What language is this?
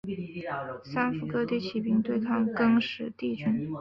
Chinese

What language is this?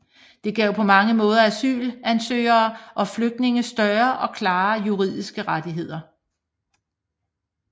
Danish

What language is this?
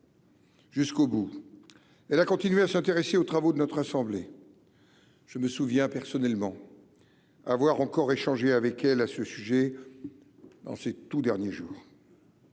French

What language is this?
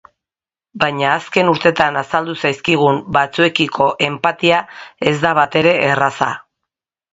Basque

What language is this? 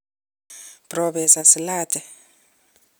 Kalenjin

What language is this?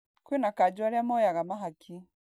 Kikuyu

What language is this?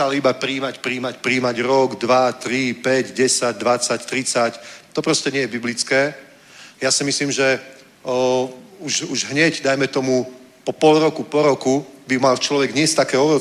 Czech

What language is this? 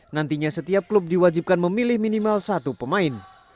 Indonesian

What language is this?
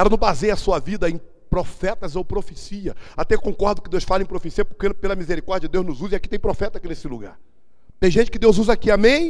Portuguese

